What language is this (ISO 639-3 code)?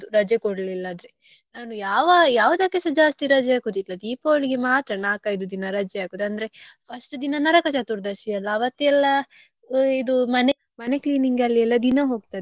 kan